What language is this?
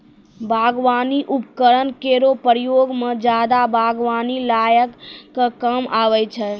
Maithili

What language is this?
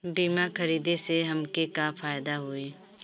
Bhojpuri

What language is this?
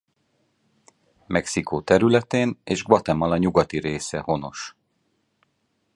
Hungarian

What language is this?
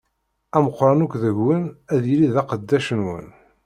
Kabyle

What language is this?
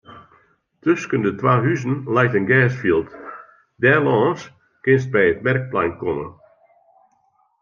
Western Frisian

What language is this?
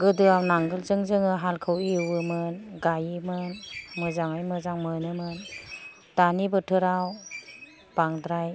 Bodo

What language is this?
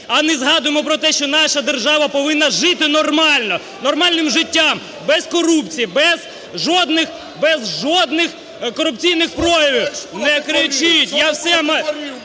Ukrainian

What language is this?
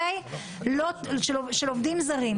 Hebrew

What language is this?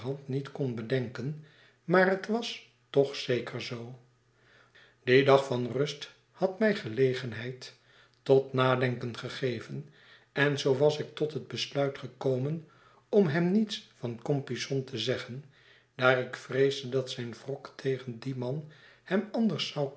Dutch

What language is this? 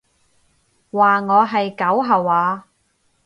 Cantonese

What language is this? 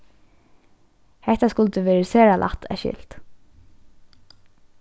Faroese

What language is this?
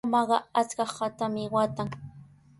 Sihuas Ancash Quechua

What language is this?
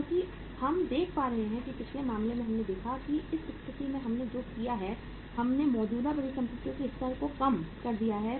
Hindi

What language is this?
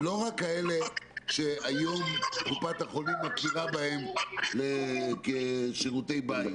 Hebrew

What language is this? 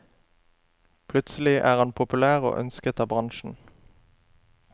Norwegian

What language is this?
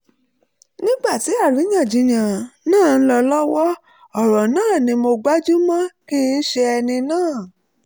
Yoruba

